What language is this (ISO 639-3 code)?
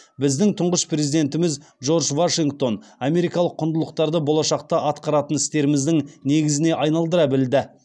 kaz